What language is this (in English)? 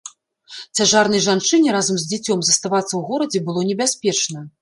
Belarusian